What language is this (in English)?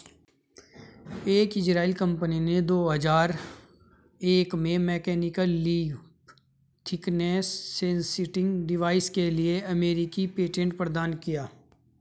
Hindi